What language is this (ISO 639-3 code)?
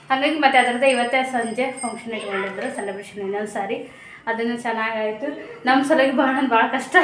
kan